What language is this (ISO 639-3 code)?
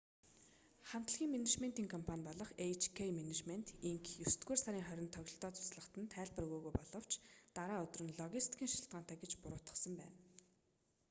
mon